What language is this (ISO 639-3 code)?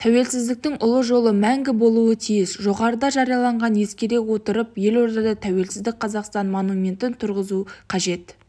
kaz